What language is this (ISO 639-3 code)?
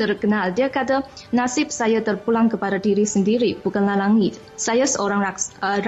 msa